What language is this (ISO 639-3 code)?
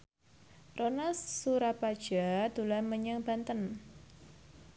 jav